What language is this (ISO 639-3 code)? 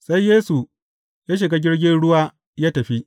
hau